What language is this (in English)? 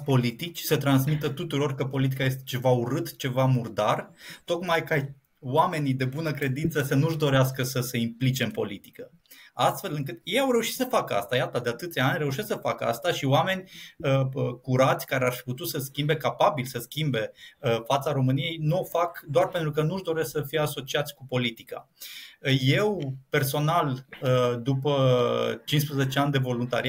Romanian